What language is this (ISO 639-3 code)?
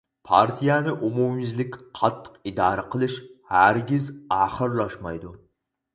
uig